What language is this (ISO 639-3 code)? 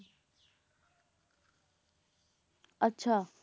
pan